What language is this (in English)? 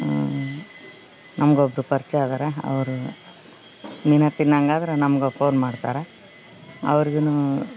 Kannada